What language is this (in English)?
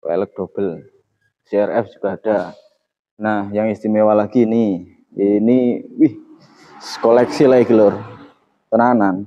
Indonesian